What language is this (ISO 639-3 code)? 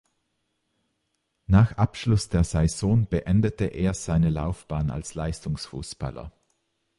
deu